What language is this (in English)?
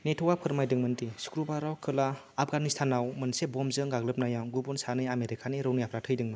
Bodo